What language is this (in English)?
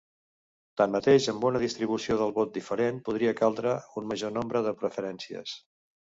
Catalan